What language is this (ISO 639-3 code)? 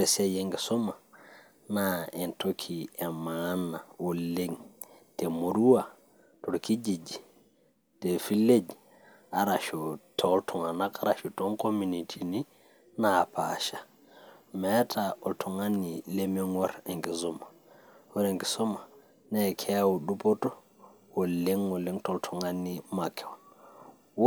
mas